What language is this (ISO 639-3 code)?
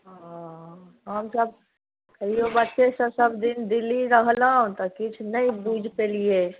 mai